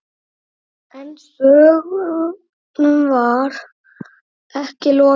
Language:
Icelandic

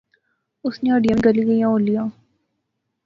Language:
Pahari-Potwari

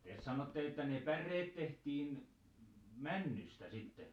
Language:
Finnish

